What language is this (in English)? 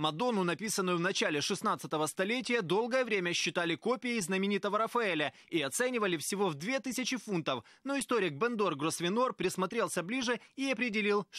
Russian